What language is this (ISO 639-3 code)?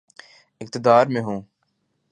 urd